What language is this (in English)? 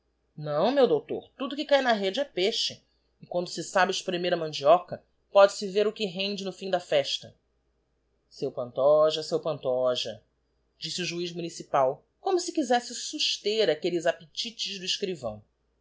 Portuguese